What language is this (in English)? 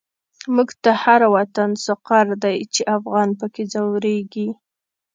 Pashto